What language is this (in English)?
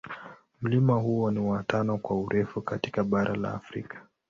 Swahili